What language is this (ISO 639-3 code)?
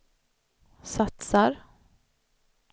swe